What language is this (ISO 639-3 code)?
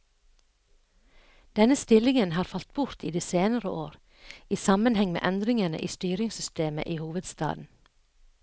nor